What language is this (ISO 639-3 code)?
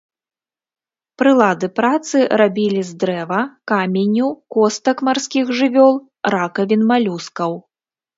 bel